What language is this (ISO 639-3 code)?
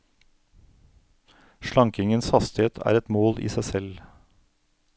nor